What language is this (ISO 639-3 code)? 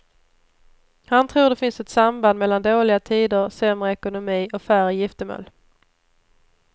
swe